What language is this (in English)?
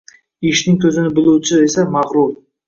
Uzbek